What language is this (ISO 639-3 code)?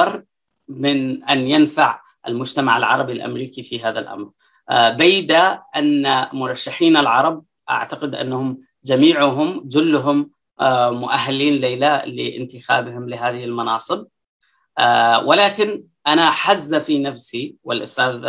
ara